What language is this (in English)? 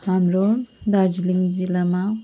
Nepali